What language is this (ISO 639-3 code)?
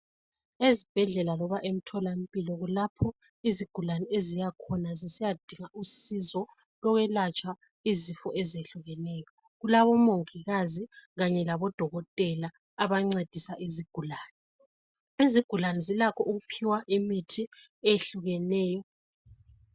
nde